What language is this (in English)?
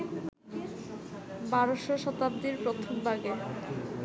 Bangla